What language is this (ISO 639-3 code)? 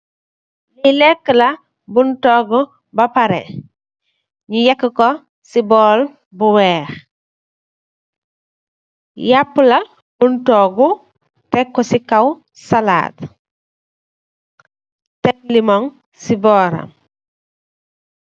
wol